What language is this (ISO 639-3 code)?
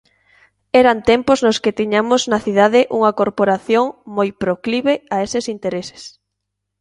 glg